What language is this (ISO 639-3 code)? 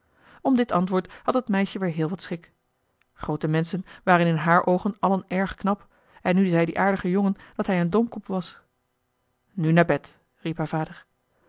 nld